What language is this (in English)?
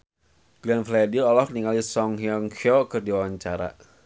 Sundanese